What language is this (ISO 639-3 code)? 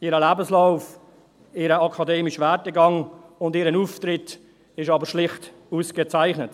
gsw